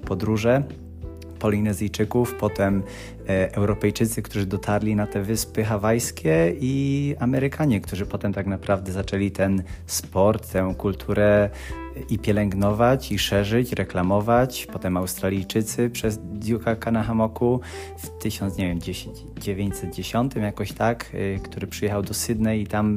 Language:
Polish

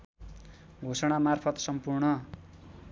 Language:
Nepali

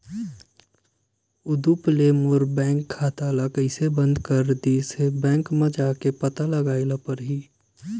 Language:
Chhattisgarhi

